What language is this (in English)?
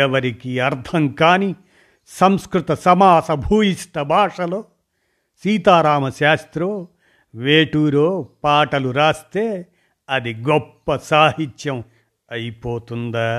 Telugu